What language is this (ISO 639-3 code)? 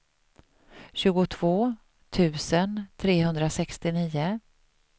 swe